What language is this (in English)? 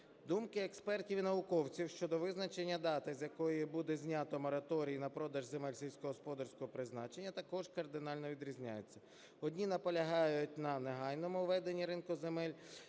Ukrainian